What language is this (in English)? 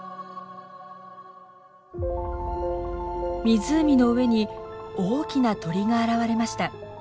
Japanese